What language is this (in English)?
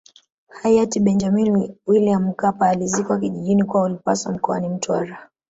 Swahili